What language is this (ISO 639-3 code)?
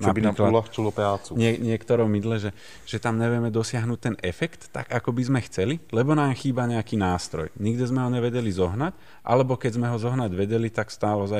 slk